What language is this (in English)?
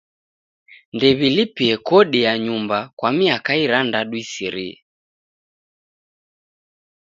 Taita